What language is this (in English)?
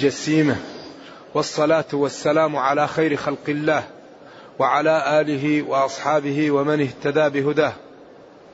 Arabic